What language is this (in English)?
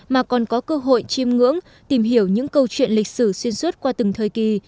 Vietnamese